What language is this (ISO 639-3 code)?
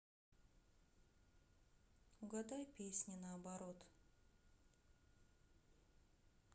rus